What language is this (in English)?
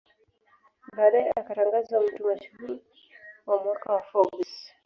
Swahili